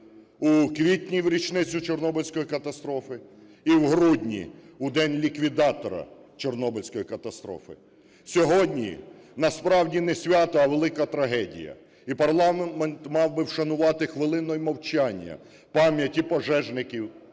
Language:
Ukrainian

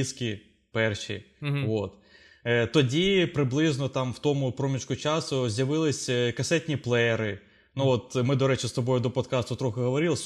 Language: Ukrainian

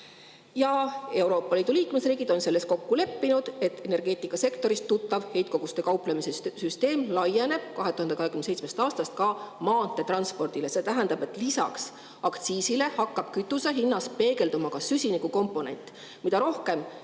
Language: Estonian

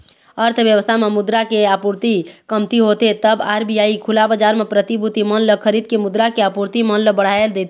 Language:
Chhattisgarhi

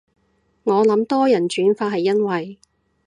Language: Cantonese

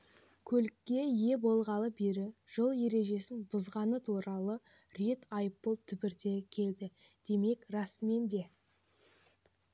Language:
Kazakh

